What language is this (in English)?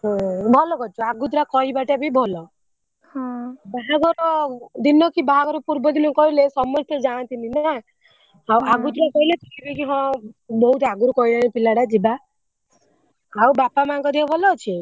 Odia